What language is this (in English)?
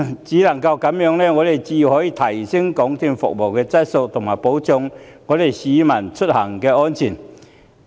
Cantonese